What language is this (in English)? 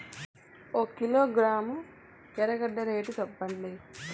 Telugu